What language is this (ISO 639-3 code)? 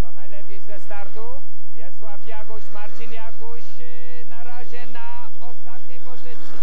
pol